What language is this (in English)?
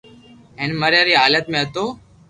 Loarki